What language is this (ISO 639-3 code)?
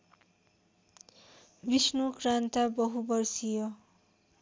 nep